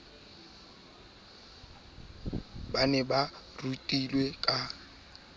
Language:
Southern Sotho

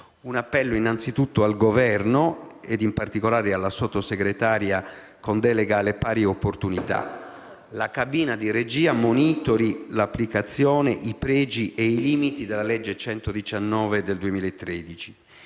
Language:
Italian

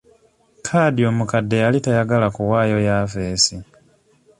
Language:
Ganda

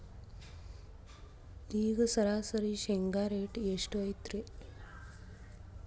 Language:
Kannada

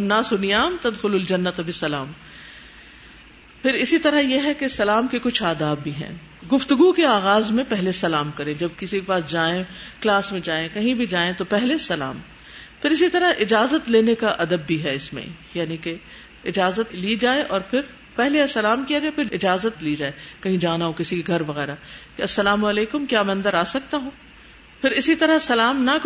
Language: Urdu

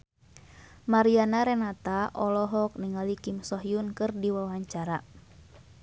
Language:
Sundanese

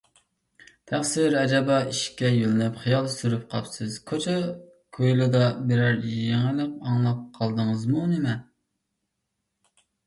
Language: Uyghur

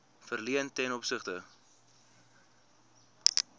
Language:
Afrikaans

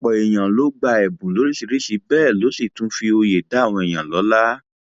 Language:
Yoruba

